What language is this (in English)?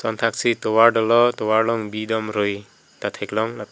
Karbi